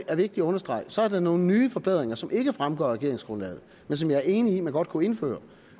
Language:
Danish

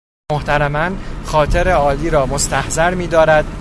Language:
Persian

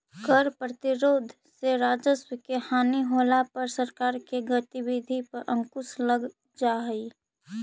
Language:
Magahi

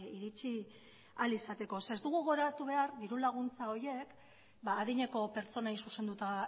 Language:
Basque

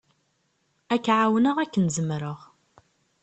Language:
Kabyle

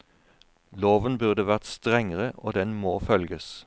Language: Norwegian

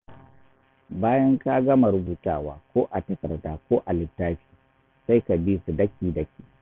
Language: Hausa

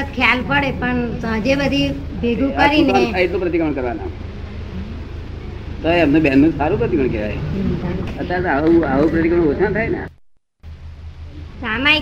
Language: Gujarati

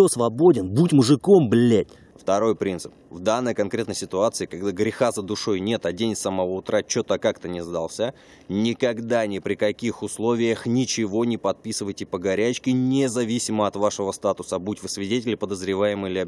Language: Russian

